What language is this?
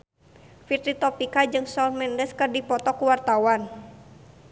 Sundanese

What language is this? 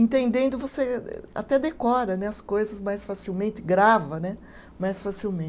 Portuguese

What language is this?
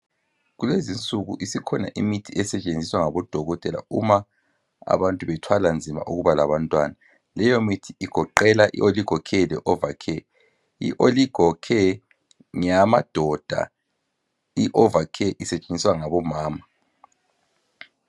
North Ndebele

